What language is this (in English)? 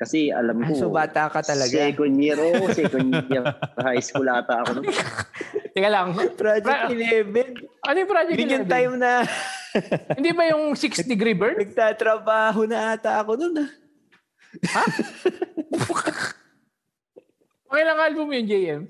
Filipino